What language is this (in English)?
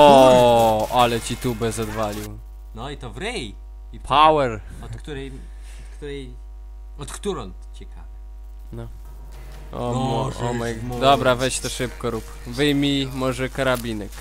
Polish